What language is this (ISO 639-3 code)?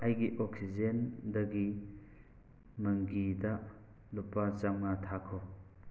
mni